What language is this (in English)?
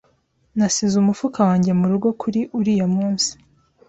Kinyarwanda